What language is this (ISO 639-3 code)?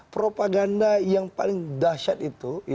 ind